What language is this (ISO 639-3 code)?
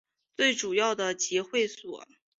zho